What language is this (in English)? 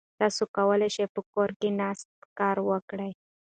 Pashto